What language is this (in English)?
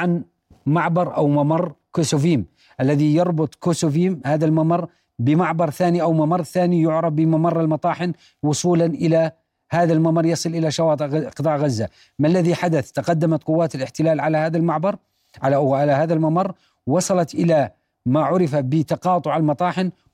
Arabic